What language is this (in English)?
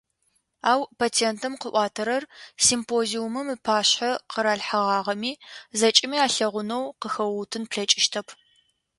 Adyghe